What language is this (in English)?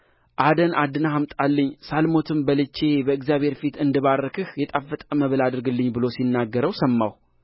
Amharic